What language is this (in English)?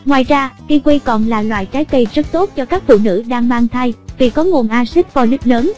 Vietnamese